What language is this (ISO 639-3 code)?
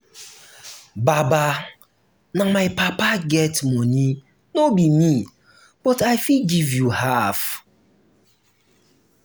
pcm